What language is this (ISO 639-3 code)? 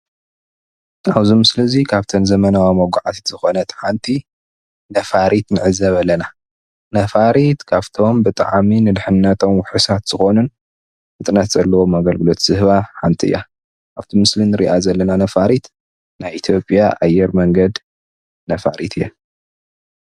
tir